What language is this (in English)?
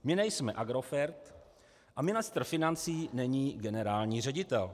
Czech